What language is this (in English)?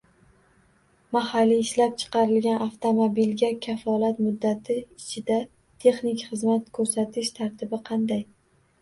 Uzbek